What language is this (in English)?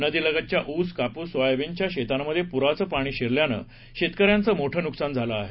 Marathi